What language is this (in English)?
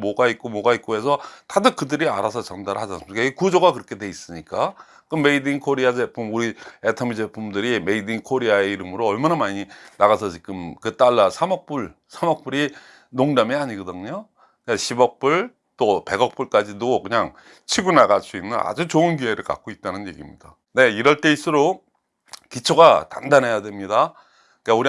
Korean